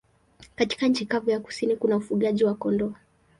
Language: Swahili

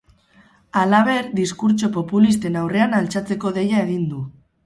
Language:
Basque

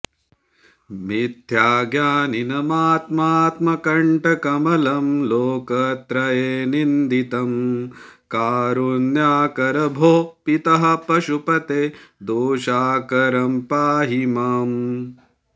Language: Sanskrit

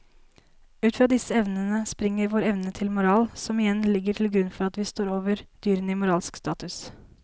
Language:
Norwegian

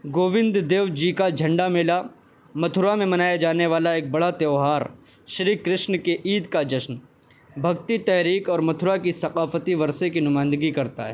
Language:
Urdu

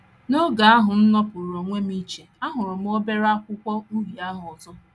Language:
Igbo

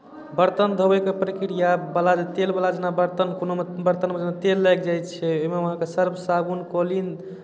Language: Maithili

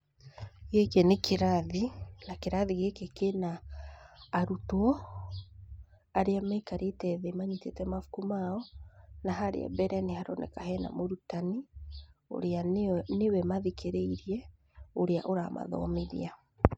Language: Kikuyu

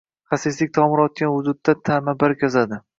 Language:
Uzbek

